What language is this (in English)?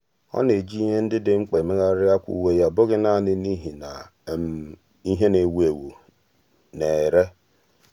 Igbo